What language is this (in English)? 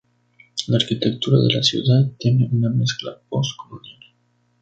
Spanish